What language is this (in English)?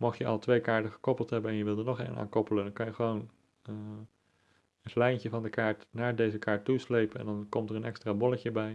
Dutch